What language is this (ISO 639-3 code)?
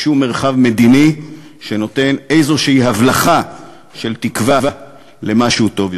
heb